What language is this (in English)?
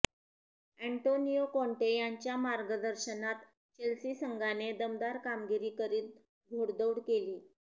Marathi